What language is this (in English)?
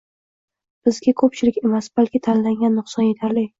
Uzbek